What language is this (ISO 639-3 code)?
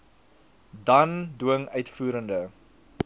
afr